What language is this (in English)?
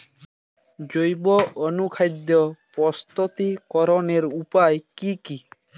Bangla